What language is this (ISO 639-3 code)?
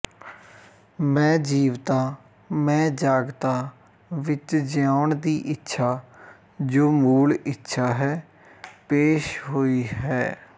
pan